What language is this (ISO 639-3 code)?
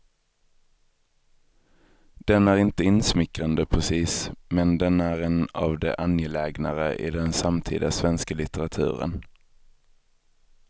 swe